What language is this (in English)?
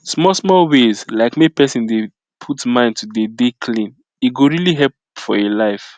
Nigerian Pidgin